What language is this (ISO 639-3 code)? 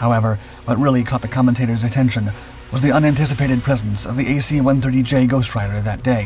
eng